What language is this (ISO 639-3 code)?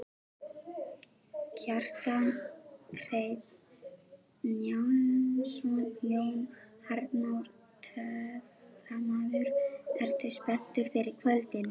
isl